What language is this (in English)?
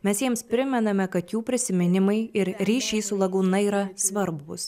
Lithuanian